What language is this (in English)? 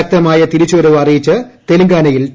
Malayalam